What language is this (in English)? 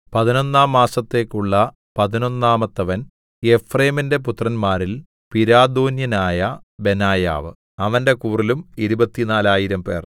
Malayalam